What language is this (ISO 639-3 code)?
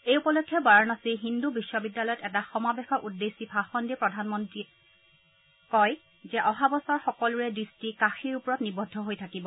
asm